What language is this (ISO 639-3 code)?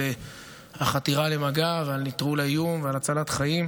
heb